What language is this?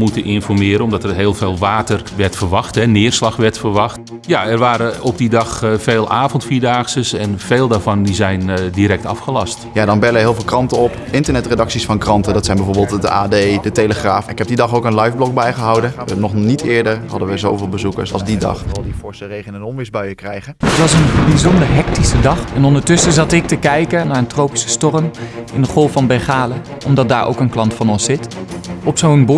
Dutch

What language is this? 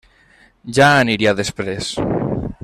Catalan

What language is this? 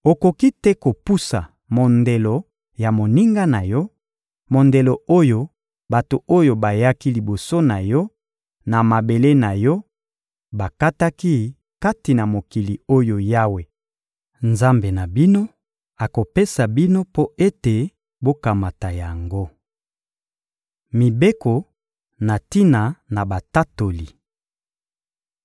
Lingala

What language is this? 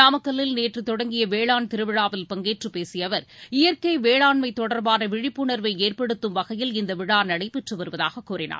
Tamil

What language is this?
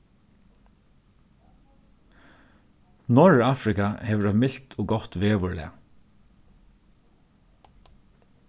Faroese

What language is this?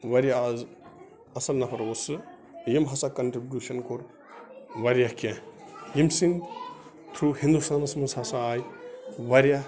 Kashmiri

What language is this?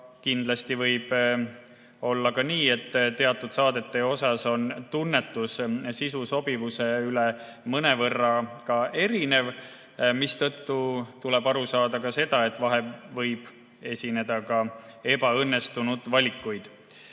Estonian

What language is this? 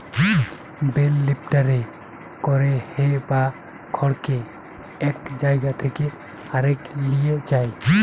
Bangla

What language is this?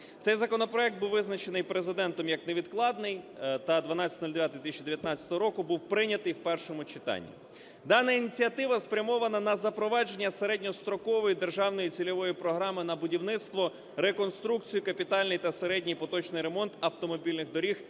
Ukrainian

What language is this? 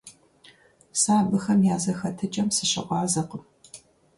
Kabardian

